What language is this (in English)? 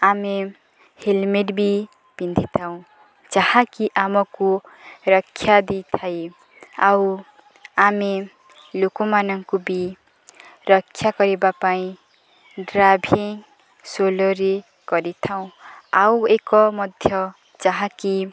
Odia